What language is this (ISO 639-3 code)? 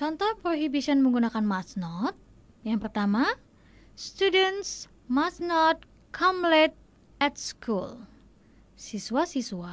ind